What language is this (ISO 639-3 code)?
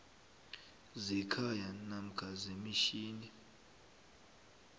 nbl